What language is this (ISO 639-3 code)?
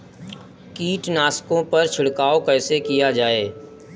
hin